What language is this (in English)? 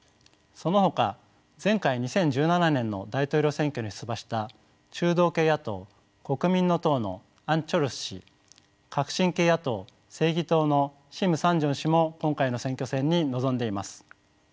Japanese